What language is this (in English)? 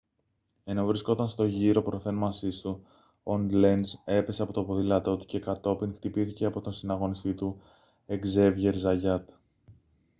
Greek